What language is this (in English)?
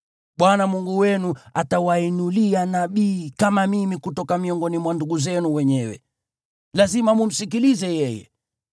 Swahili